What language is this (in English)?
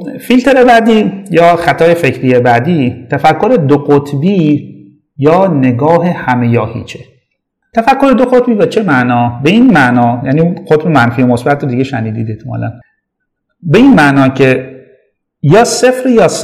Persian